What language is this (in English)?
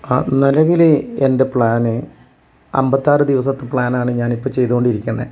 Malayalam